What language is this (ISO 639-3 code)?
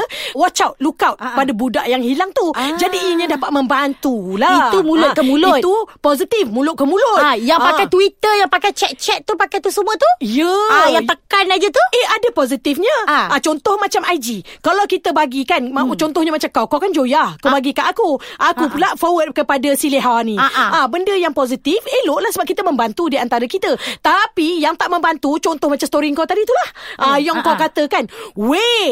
msa